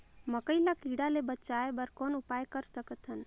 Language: Chhattisgarhi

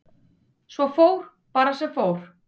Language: Icelandic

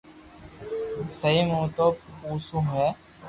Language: Loarki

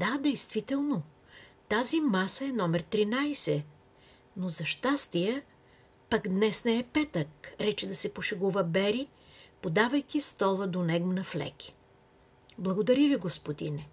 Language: Bulgarian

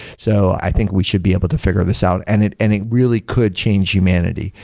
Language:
English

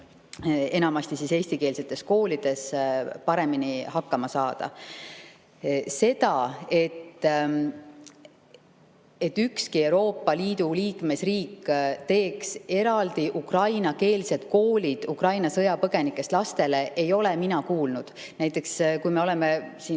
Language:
Estonian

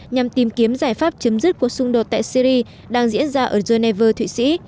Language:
Vietnamese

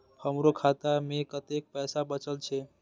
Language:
Maithili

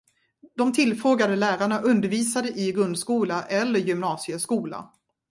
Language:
Swedish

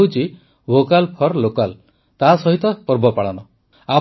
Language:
Odia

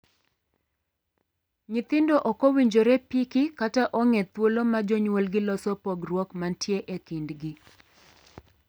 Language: Luo (Kenya and Tanzania)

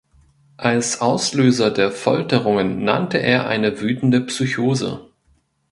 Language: German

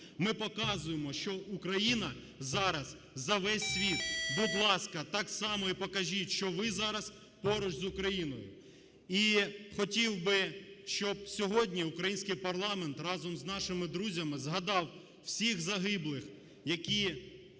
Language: Ukrainian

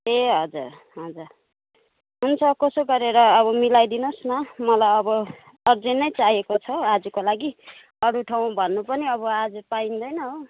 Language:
Nepali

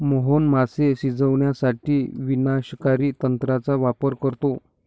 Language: Marathi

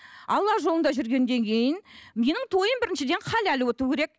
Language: Kazakh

